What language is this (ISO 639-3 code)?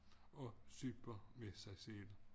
dan